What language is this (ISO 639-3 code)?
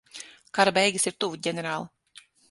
lav